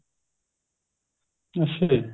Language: Punjabi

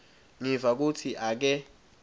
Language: Swati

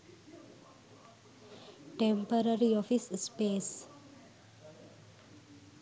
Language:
Sinhala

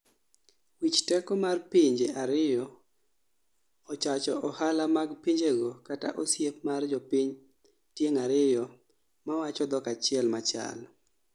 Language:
Luo (Kenya and Tanzania)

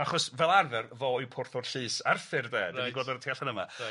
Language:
Welsh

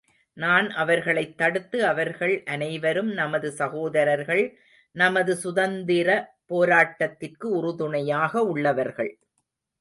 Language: Tamil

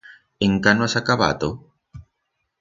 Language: Aragonese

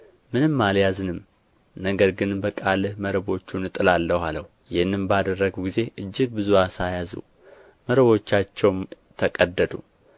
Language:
Amharic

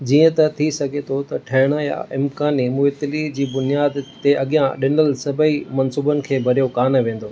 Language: Sindhi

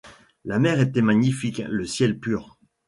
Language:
French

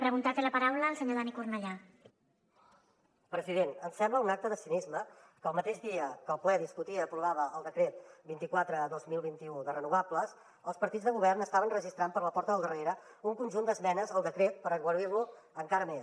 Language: Catalan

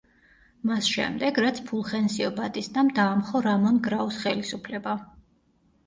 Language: Georgian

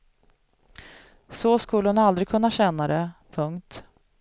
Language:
Swedish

